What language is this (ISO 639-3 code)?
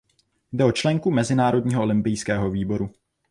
ces